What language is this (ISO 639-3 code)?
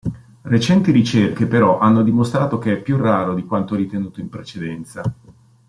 ita